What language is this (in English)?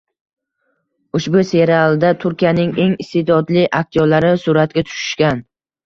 Uzbek